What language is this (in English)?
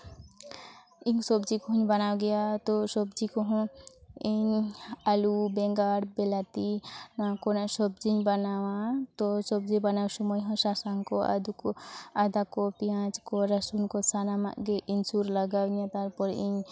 Santali